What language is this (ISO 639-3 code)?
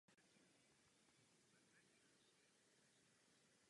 ces